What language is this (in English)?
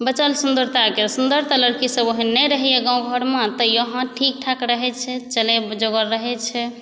Maithili